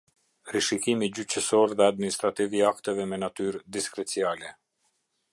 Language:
Albanian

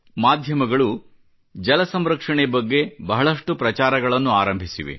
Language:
Kannada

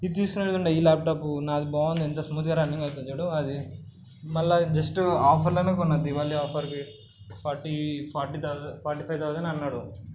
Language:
Telugu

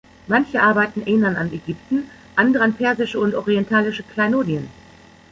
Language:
German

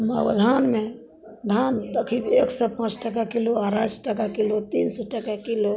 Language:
Maithili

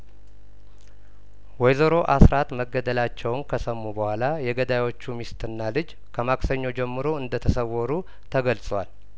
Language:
Amharic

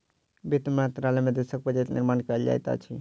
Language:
Maithili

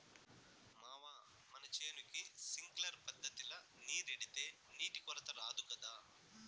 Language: Telugu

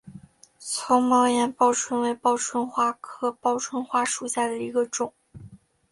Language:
Chinese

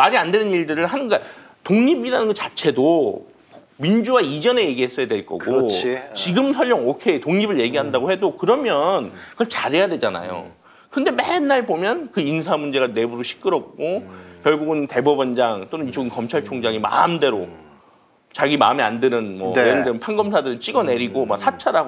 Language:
Korean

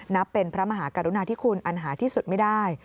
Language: Thai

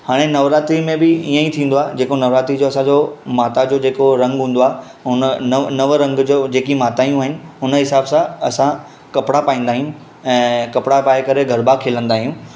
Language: Sindhi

